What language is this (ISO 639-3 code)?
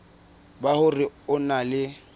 sot